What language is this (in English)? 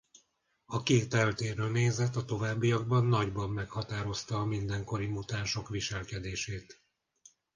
Hungarian